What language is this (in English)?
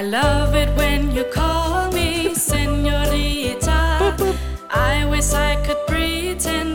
Danish